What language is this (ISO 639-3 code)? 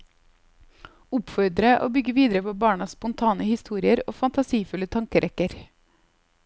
nor